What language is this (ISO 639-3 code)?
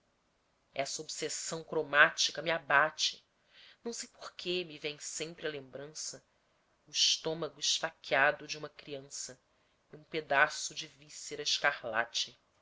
por